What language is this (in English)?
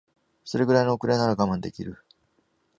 Japanese